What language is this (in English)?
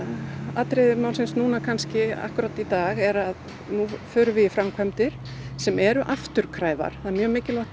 Icelandic